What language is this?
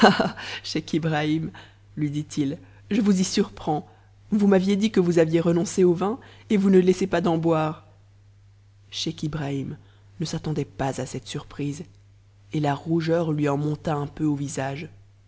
French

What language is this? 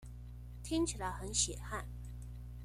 Chinese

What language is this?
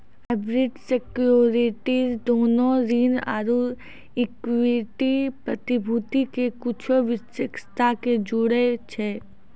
Maithili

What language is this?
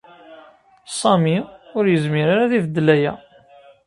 Kabyle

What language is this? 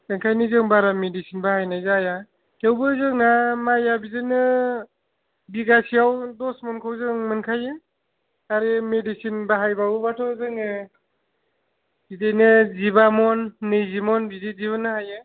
Bodo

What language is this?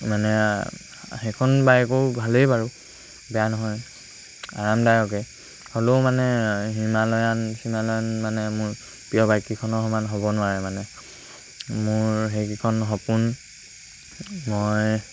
Assamese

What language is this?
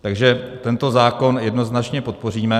Czech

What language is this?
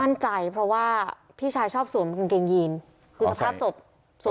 Thai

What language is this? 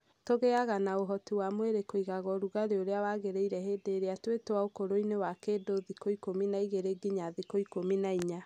Kikuyu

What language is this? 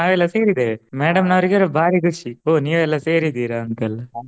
Kannada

